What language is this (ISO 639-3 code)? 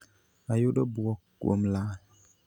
luo